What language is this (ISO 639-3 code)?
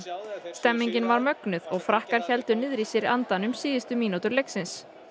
isl